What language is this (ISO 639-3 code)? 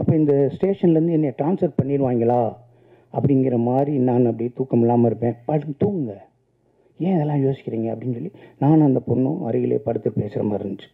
tam